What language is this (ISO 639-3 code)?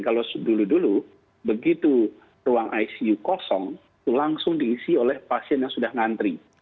ind